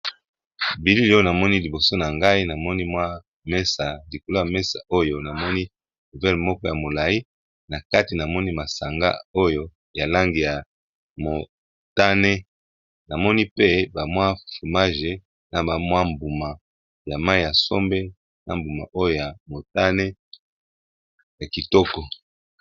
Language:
Lingala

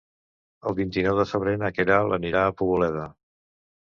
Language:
Catalan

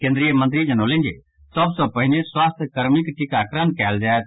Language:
Maithili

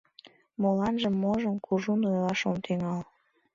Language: Mari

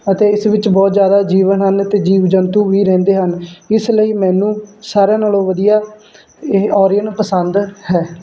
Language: Punjabi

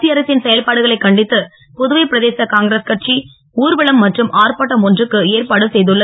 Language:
Tamil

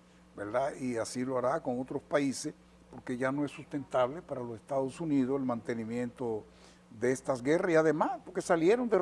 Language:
Spanish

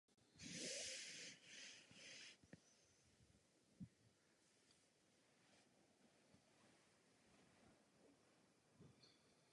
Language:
Czech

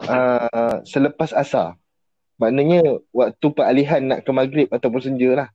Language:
Malay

